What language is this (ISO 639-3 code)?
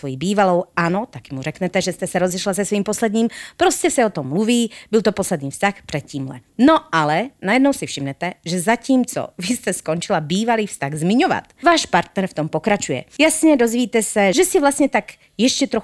slk